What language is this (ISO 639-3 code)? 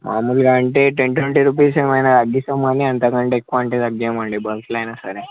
tel